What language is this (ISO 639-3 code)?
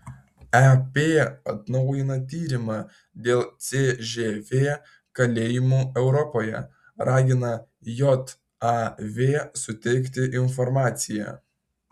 lit